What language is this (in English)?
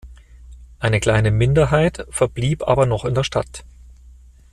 German